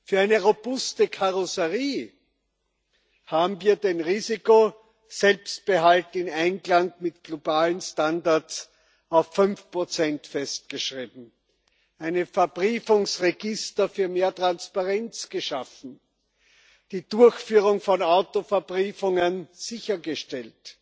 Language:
German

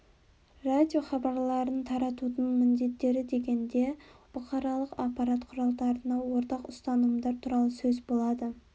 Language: Kazakh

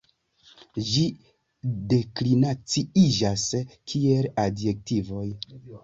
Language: Esperanto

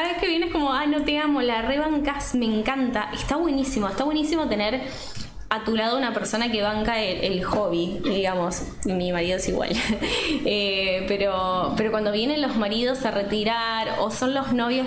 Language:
Spanish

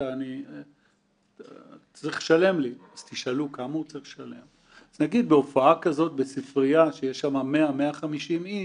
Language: Hebrew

